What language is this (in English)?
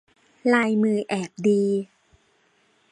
Thai